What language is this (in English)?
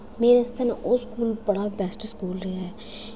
Dogri